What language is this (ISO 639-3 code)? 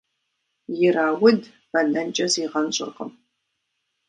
kbd